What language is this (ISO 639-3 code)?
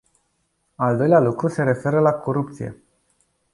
ron